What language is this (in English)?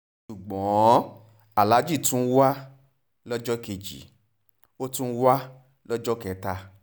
Yoruba